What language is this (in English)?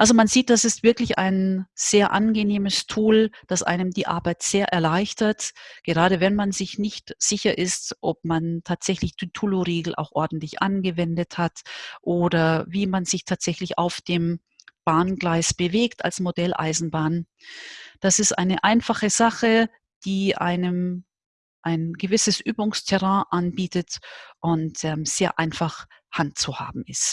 German